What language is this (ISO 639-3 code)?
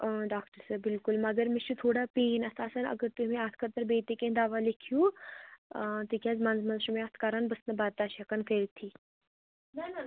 kas